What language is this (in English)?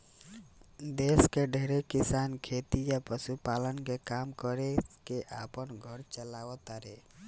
Bhojpuri